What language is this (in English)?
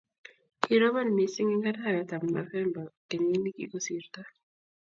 Kalenjin